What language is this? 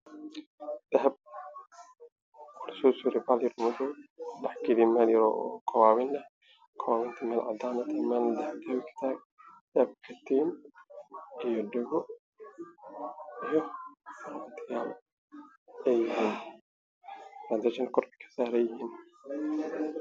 Somali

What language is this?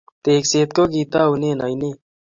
Kalenjin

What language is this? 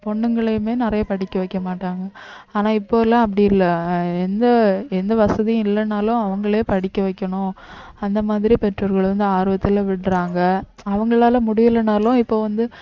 Tamil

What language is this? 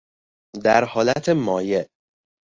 Persian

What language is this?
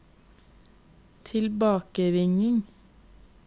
Norwegian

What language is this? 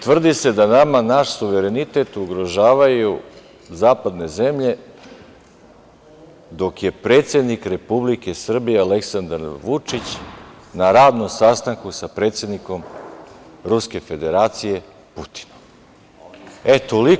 Serbian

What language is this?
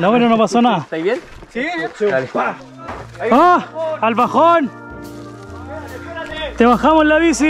Spanish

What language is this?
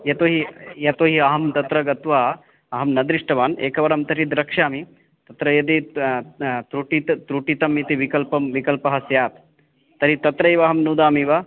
Sanskrit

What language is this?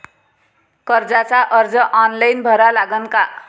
Marathi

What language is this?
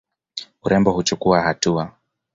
Swahili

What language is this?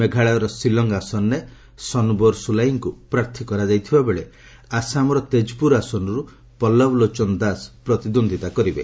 Odia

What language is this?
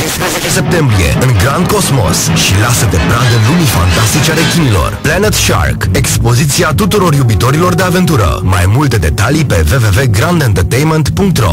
Romanian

